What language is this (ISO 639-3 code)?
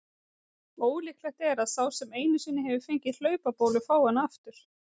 isl